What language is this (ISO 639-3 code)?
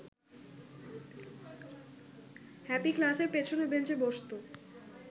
ben